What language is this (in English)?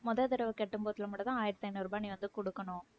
Tamil